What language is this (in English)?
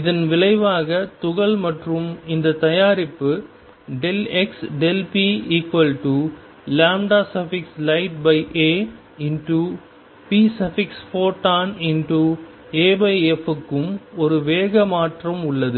Tamil